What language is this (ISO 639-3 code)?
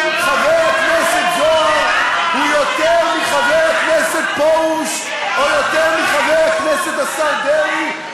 heb